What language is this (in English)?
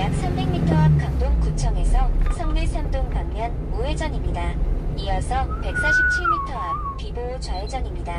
Korean